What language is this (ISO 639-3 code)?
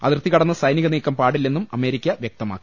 mal